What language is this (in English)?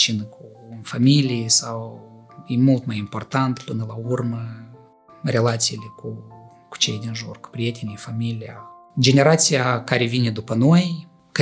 Romanian